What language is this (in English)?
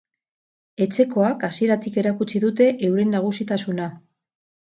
Basque